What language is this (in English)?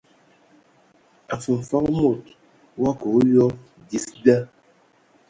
Ewondo